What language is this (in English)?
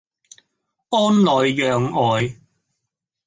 Cantonese